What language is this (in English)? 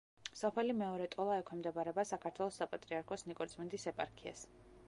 Georgian